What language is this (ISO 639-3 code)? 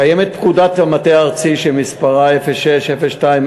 heb